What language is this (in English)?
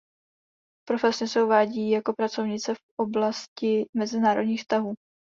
Czech